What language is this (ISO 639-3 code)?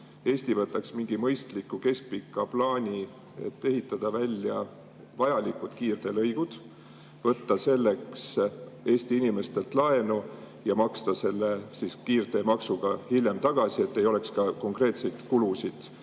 est